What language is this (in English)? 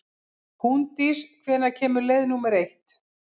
Icelandic